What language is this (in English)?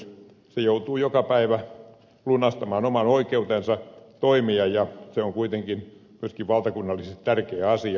Finnish